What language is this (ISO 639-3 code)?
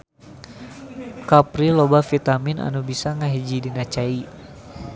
sun